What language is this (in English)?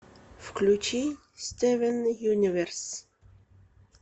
Russian